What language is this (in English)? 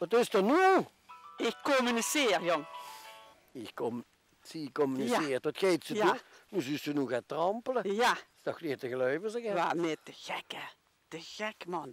Dutch